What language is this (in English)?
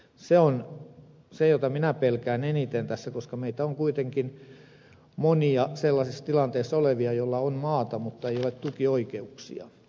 Finnish